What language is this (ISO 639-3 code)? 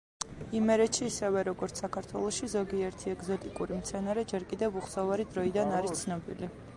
kat